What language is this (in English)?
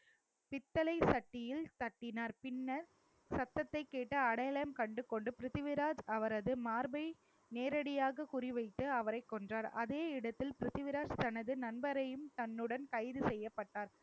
Tamil